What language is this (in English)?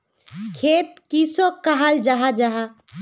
Magahi